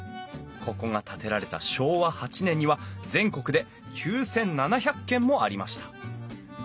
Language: Japanese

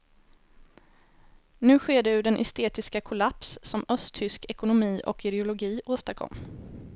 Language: Swedish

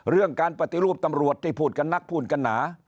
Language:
Thai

